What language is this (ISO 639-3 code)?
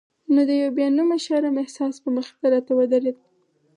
pus